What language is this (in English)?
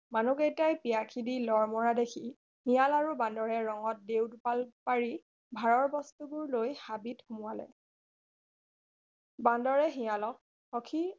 Assamese